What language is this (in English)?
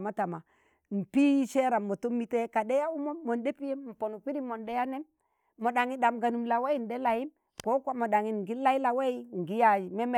Tangale